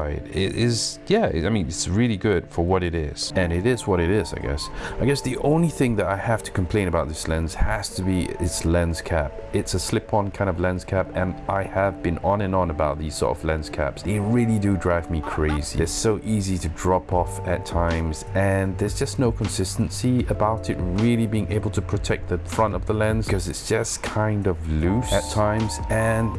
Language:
English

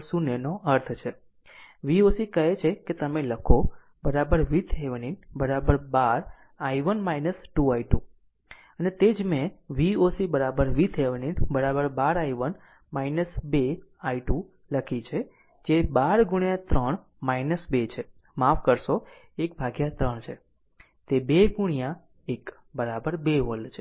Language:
Gujarati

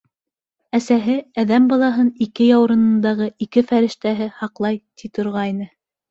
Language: Bashkir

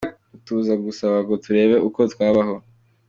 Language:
Kinyarwanda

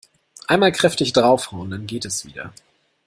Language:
German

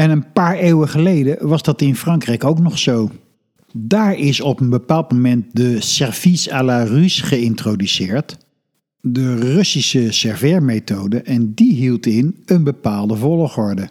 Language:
Dutch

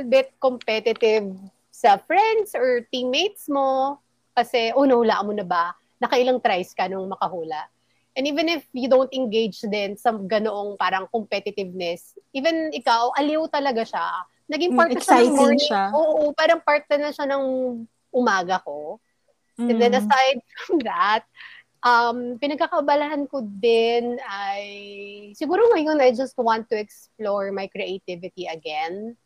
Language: Filipino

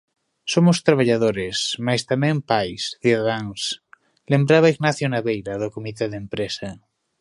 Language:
Galician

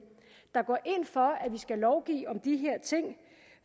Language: Danish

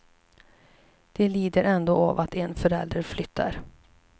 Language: Swedish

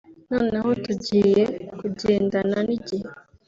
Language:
Kinyarwanda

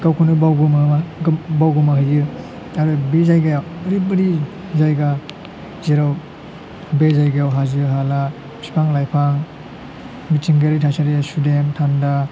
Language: Bodo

